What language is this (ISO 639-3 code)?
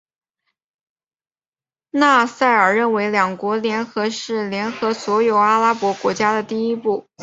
zho